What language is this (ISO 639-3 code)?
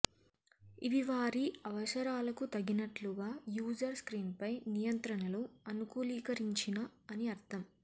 tel